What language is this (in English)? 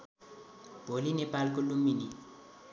Nepali